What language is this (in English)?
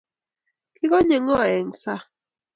Kalenjin